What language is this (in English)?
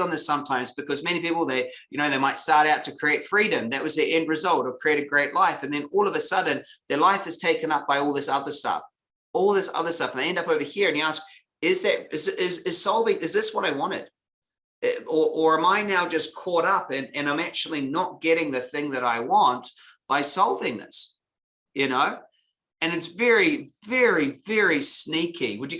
English